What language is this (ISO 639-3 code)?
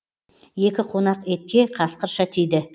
kaz